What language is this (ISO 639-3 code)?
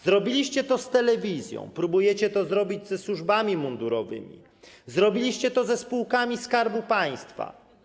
pol